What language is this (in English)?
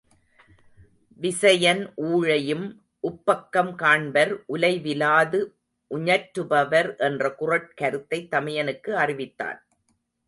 Tamil